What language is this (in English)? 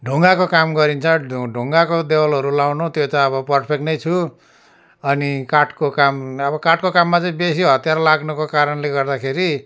Nepali